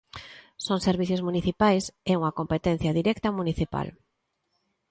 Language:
Galician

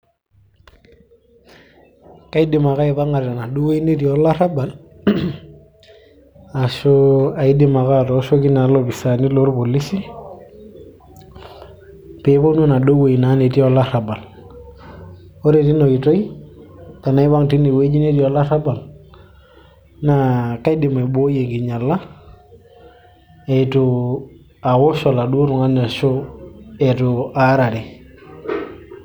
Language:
Masai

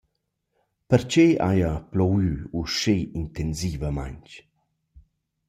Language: Romansh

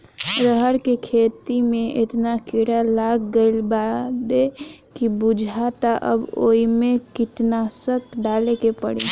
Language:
Bhojpuri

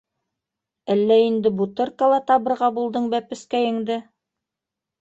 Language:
Bashkir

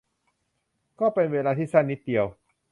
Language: Thai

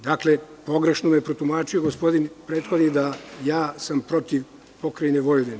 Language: Serbian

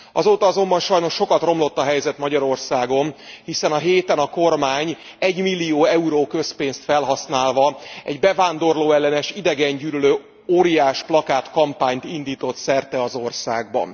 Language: Hungarian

